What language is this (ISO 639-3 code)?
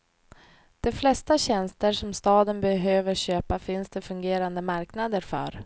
swe